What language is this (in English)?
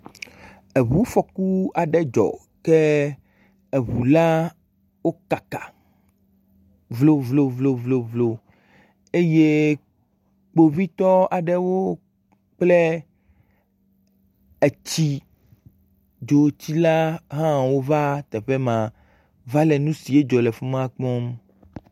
Ewe